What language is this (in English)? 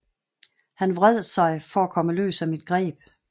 Danish